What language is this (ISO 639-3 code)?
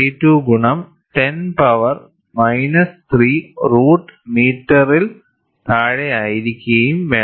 mal